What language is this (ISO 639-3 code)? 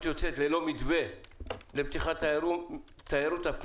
heb